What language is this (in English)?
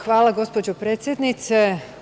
Serbian